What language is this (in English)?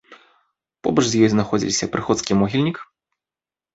Belarusian